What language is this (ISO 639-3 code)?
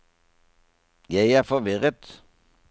nor